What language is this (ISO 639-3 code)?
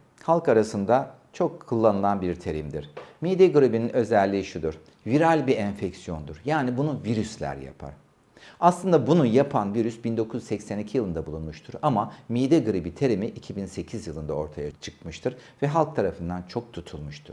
tur